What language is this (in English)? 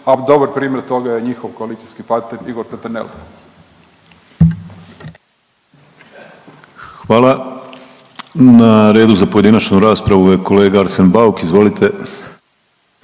Croatian